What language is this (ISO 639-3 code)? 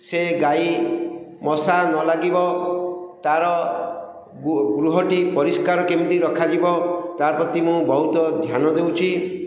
ori